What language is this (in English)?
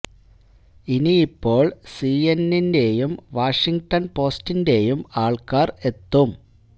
Malayalam